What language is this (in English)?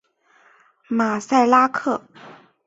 Chinese